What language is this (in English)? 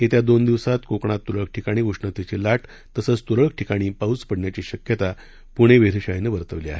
Marathi